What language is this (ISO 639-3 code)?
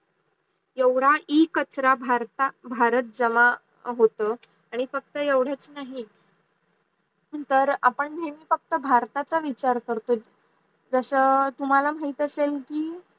mar